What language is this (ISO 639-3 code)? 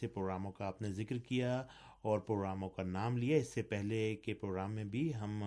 urd